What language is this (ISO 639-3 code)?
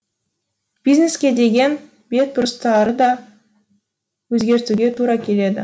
kaz